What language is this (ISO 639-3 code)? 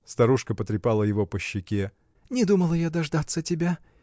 rus